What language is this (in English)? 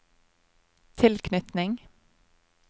Norwegian